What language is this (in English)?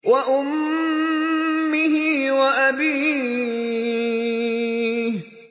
Arabic